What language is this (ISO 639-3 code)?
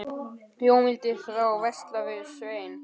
isl